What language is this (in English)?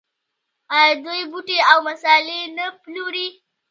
Pashto